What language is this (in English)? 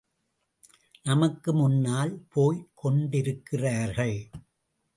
Tamil